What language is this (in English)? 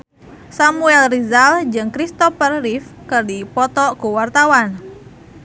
Sundanese